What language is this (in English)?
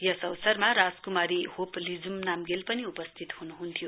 Nepali